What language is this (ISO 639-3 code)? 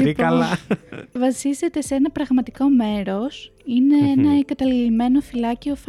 ell